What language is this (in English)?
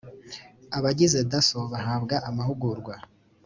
Kinyarwanda